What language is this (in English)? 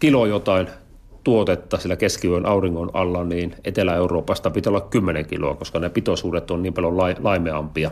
Finnish